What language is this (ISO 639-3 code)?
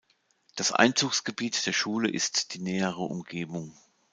deu